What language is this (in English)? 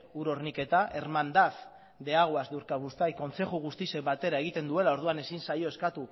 Basque